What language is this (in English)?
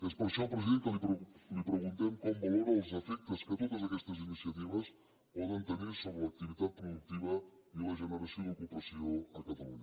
Catalan